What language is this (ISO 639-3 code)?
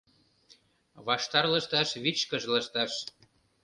chm